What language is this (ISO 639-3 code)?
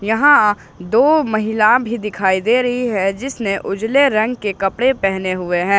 hin